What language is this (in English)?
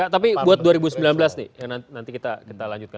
Indonesian